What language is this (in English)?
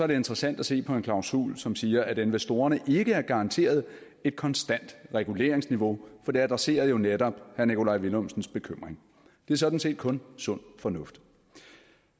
Danish